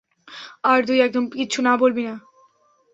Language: Bangla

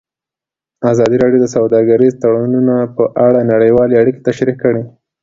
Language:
Pashto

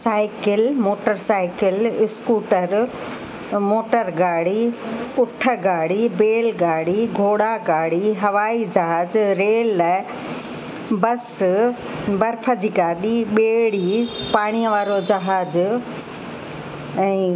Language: Sindhi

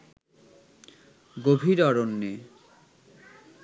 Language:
Bangla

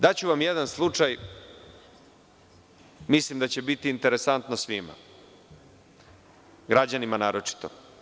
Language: Serbian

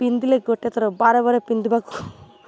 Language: Odia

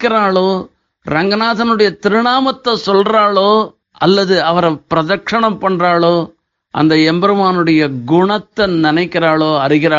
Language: Tamil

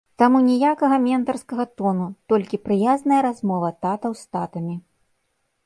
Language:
Belarusian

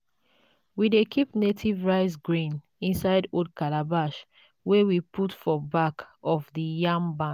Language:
Nigerian Pidgin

